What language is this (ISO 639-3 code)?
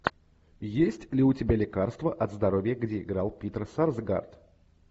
rus